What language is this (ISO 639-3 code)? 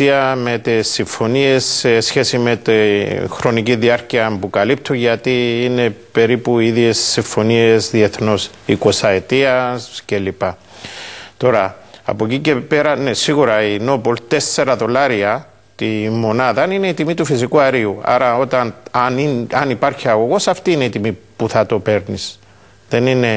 ell